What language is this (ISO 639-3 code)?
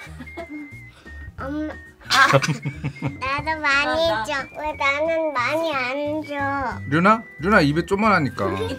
kor